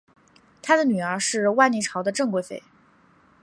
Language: Chinese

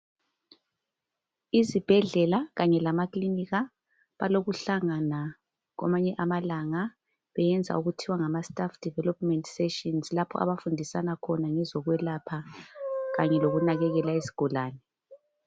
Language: North Ndebele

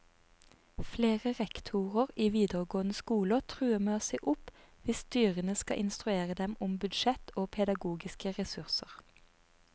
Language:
Norwegian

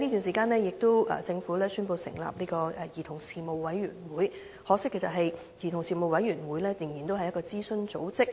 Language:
Cantonese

